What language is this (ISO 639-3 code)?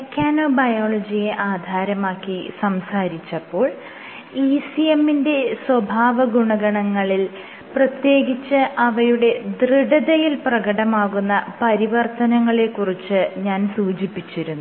mal